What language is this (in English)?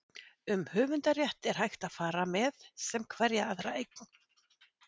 Icelandic